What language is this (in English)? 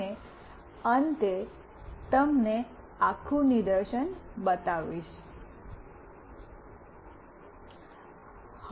Gujarati